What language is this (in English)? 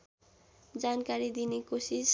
Nepali